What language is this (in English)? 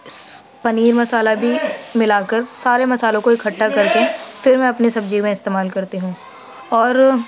Urdu